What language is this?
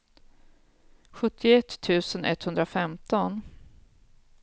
Swedish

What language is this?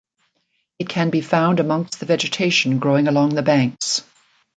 English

